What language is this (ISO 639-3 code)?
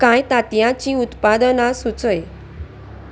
kok